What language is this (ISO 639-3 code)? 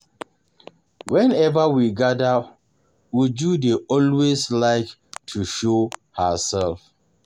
pcm